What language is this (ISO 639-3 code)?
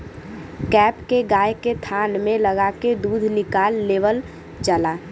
bho